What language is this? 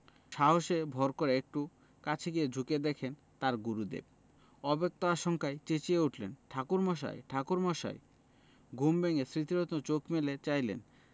Bangla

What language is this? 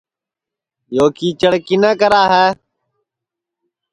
Sansi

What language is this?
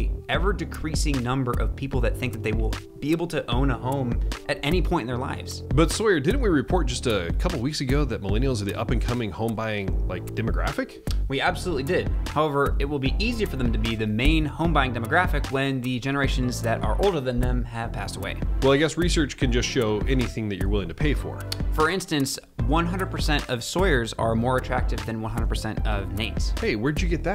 English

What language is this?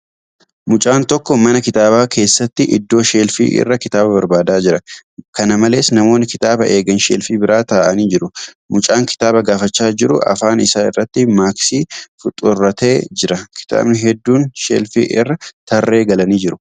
Oromo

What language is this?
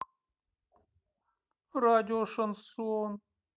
Russian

